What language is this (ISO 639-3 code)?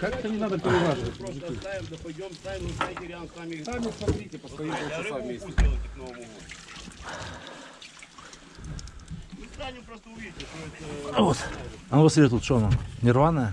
rus